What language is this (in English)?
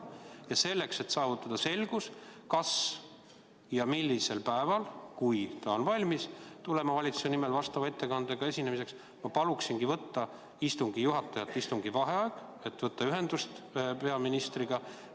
Estonian